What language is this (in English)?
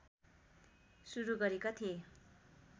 Nepali